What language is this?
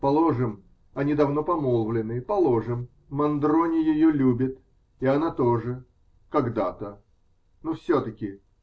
Russian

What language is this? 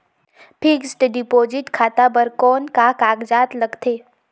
Chhattisgarhi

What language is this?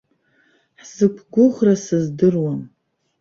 Abkhazian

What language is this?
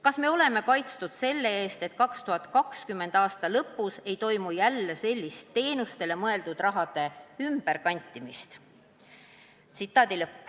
Estonian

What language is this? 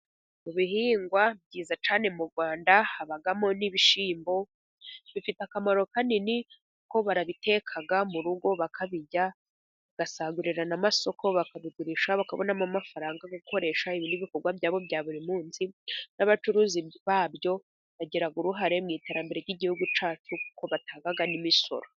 Kinyarwanda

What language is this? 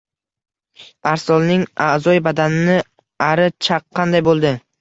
Uzbek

